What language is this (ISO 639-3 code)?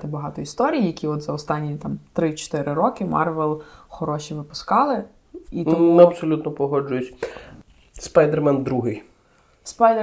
ukr